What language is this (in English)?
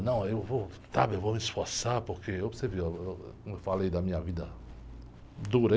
Portuguese